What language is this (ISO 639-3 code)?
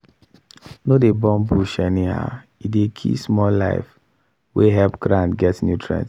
pcm